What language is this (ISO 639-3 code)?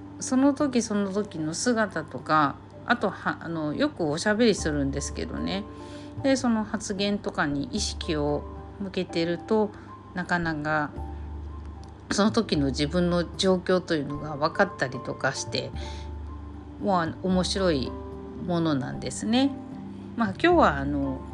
jpn